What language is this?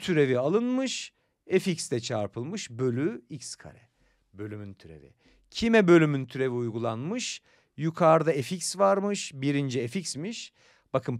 Turkish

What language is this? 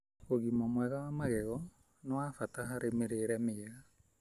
Kikuyu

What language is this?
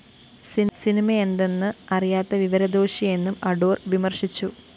Malayalam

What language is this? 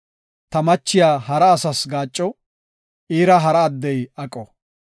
Gofa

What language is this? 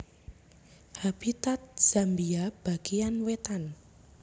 Javanese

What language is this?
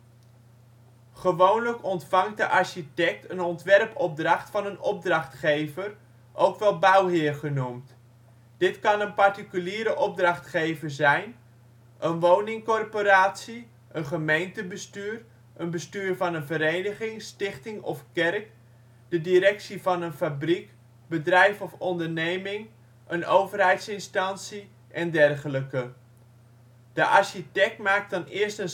Dutch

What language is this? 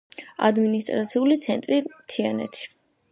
Georgian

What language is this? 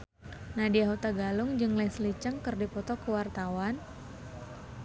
Sundanese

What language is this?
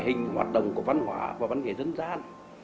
Vietnamese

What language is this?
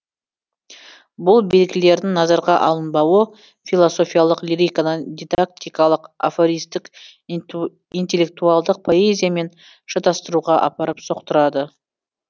Kazakh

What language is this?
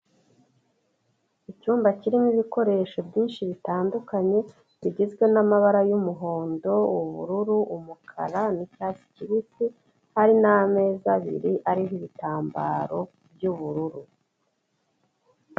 Kinyarwanda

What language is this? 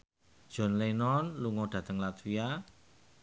Javanese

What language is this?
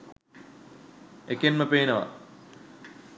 Sinhala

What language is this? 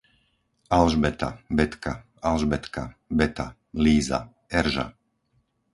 Slovak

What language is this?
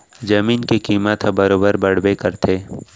Chhattisgarhi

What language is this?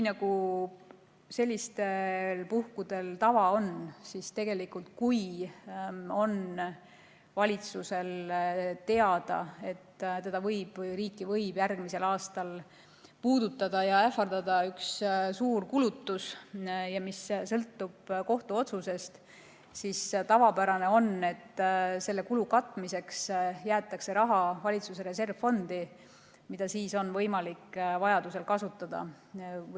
Estonian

